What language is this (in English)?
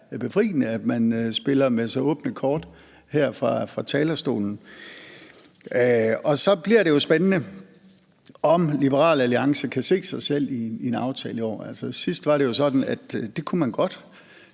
Danish